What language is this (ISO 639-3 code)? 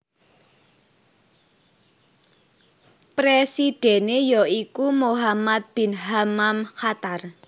jav